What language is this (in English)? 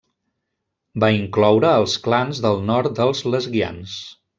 Catalan